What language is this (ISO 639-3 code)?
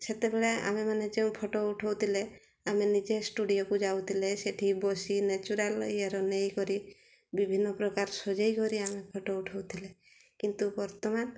ori